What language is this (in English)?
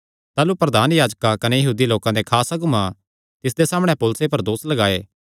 Kangri